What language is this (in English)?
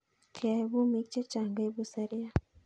Kalenjin